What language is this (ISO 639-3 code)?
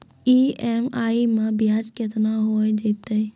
mai